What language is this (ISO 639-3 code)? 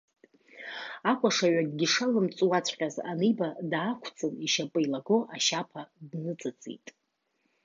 abk